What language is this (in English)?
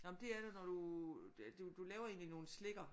Danish